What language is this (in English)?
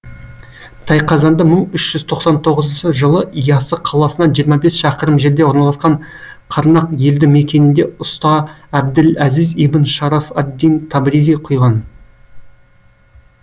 Kazakh